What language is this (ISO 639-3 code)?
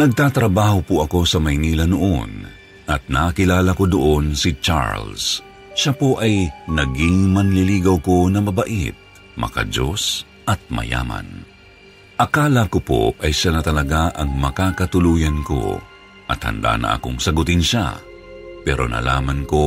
fil